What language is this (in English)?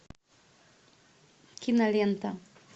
Russian